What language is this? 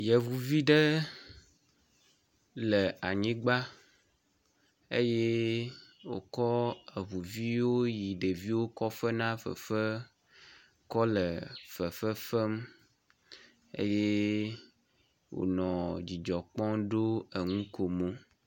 Ewe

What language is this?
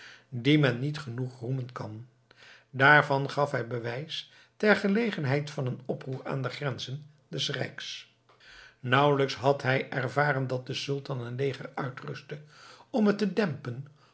Dutch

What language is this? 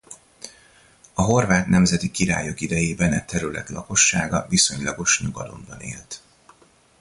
Hungarian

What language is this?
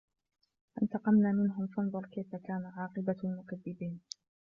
Arabic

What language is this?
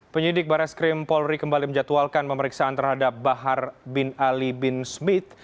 Indonesian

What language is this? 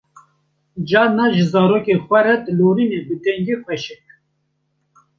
Kurdish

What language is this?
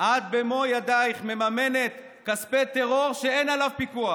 Hebrew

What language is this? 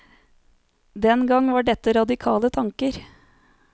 Norwegian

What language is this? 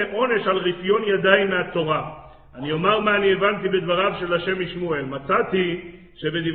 Hebrew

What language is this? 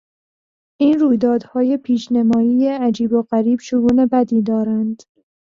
Persian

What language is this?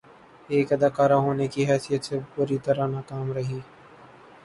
Urdu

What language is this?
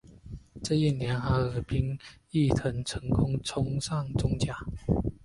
Chinese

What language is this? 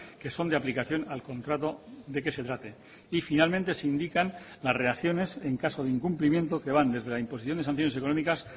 Spanish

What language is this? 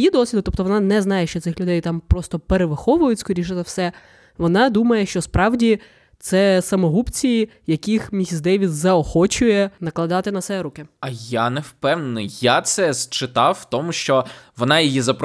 Ukrainian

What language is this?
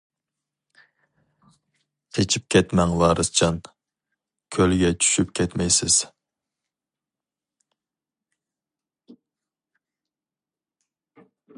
Uyghur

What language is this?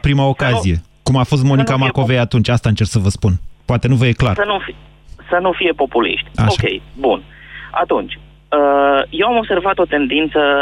Romanian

